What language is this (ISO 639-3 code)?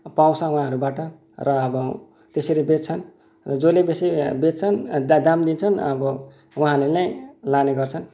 nep